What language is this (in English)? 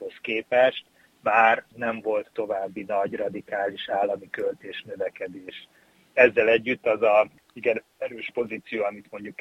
Hungarian